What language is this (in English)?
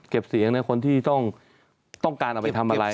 Thai